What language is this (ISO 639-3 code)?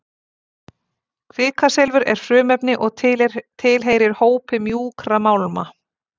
isl